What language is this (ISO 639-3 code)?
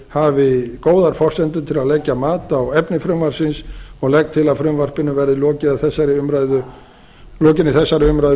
isl